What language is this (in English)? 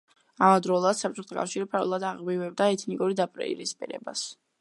Georgian